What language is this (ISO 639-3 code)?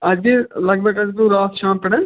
kas